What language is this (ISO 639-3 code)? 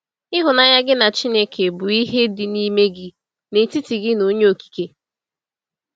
ibo